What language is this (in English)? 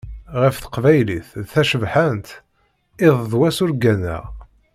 Kabyle